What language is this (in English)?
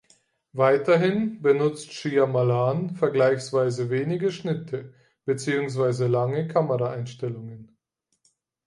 German